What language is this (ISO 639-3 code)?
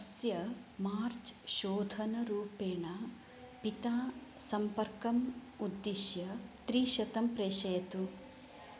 san